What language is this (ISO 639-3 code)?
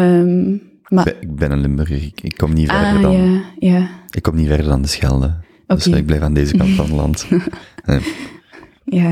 nld